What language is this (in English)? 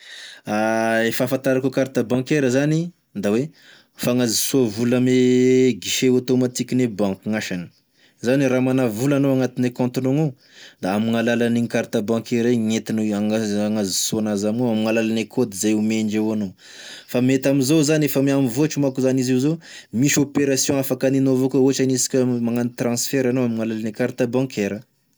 Tesaka Malagasy